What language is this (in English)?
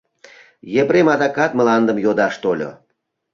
Mari